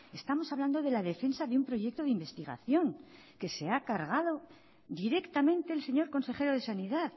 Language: Spanish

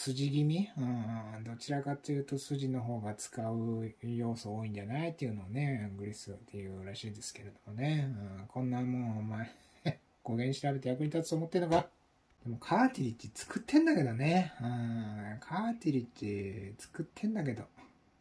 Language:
Japanese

